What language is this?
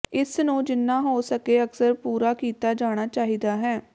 Punjabi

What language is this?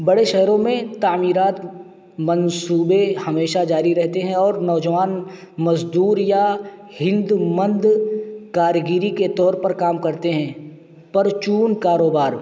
Urdu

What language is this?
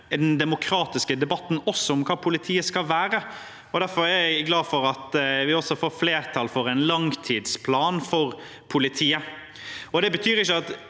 Norwegian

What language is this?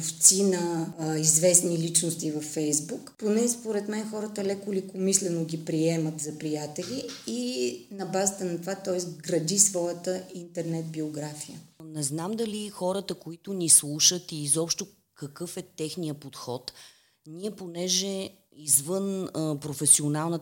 Bulgarian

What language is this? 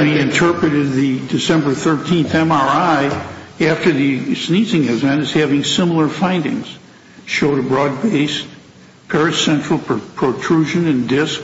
English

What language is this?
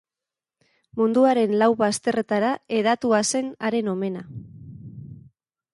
Basque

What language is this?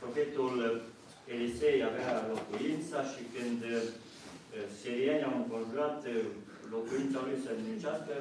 Romanian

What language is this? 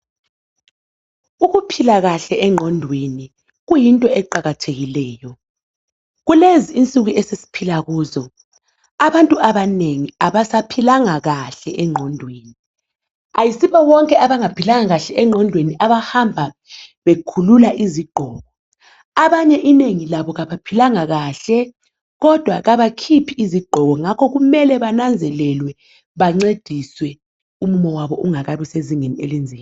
North Ndebele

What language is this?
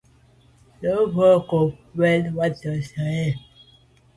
Medumba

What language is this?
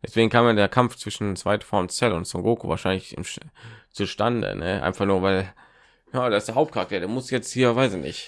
German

